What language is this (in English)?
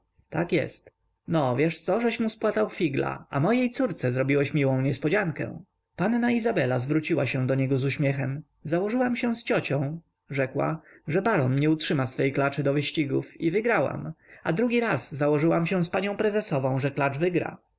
Polish